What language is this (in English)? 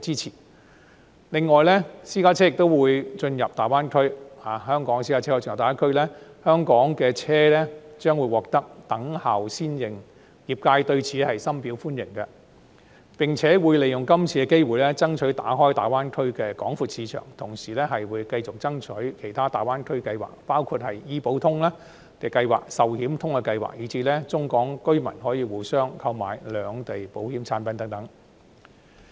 Cantonese